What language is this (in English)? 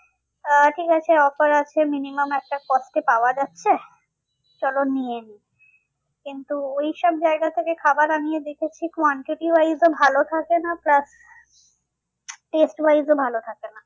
Bangla